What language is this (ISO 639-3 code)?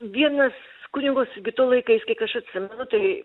lit